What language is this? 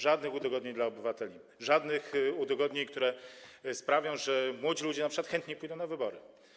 Polish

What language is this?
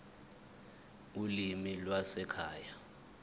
Zulu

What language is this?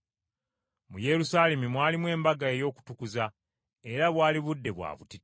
Ganda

